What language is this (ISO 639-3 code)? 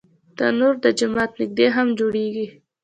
pus